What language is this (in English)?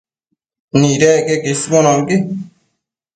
Matsés